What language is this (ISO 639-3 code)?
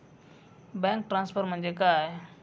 mar